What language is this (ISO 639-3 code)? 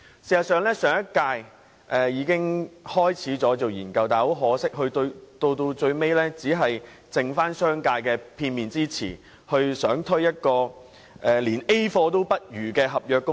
yue